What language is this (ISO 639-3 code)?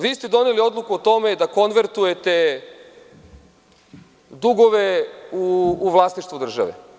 srp